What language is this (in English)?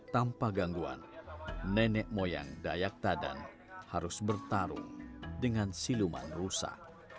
Indonesian